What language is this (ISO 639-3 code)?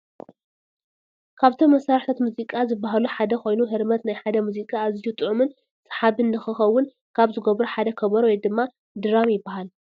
tir